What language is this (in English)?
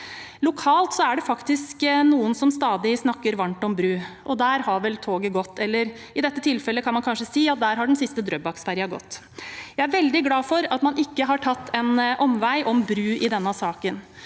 Norwegian